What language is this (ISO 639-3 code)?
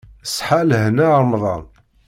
kab